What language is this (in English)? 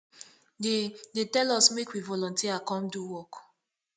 Nigerian Pidgin